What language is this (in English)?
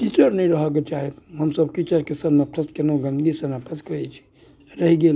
Maithili